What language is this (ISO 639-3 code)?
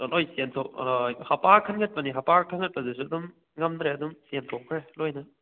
mni